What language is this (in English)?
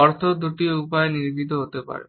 Bangla